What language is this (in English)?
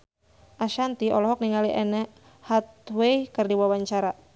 Sundanese